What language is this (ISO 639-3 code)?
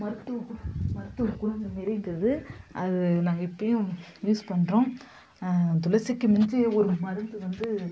tam